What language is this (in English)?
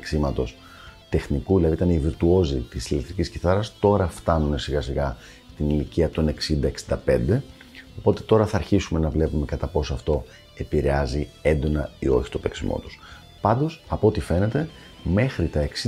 Greek